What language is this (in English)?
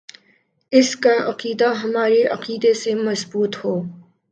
Urdu